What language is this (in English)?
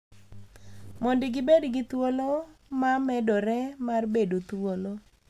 Luo (Kenya and Tanzania)